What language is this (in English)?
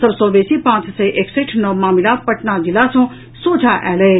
Maithili